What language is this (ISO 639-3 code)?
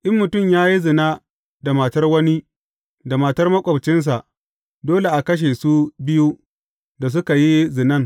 hau